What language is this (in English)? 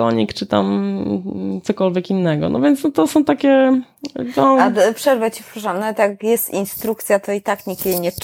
Polish